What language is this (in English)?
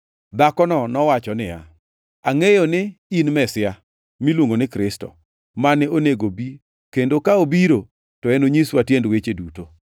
Luo (Kenya and Tanzania)